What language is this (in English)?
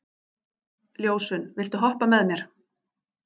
Icelandic